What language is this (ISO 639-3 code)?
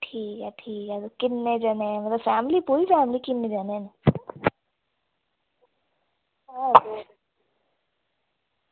doi